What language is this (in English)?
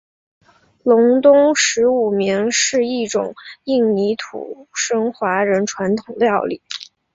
Chinese